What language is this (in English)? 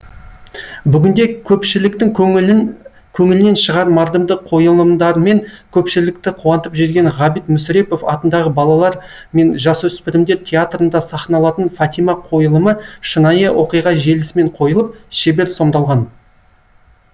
Kazakh